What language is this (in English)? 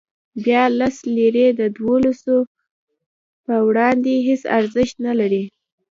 Pashto